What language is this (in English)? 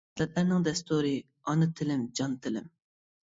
Uyghur